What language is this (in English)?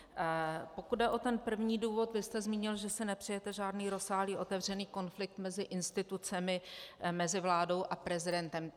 Czech